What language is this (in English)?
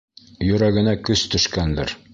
Bashkir